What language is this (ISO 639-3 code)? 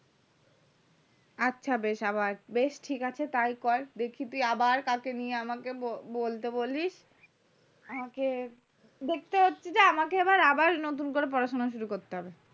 ben